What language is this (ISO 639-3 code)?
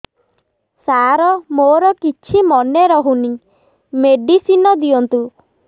ori